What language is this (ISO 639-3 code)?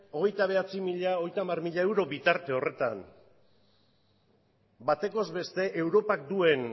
eus